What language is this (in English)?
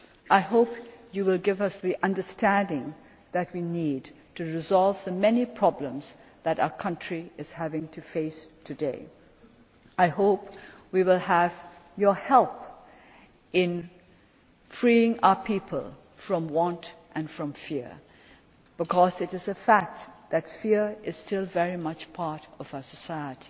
English